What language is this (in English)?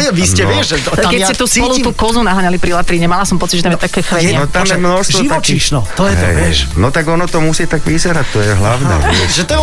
Slovak